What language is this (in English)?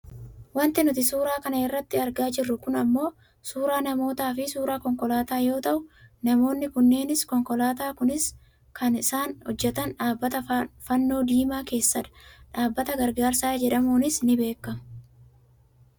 Oromo